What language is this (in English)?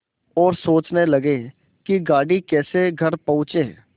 Hindi